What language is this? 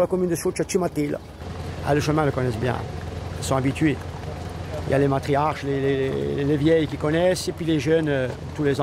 French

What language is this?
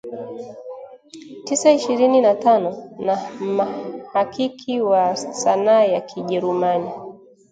Swahili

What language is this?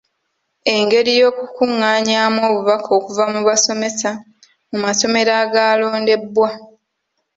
Ganda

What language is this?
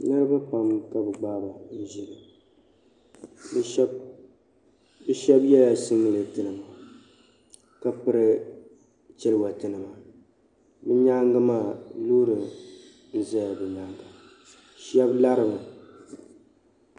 Dagbani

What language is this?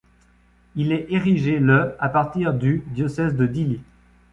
French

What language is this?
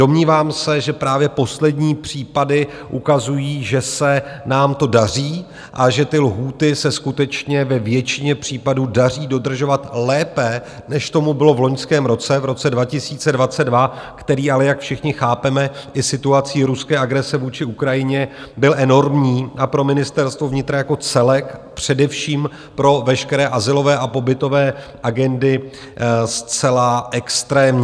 Czech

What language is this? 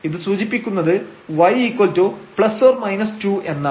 Malayalam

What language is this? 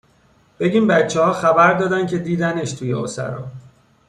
Persian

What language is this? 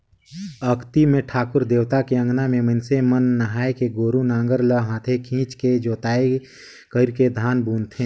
Chhattisgarhi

